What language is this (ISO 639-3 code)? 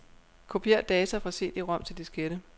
dan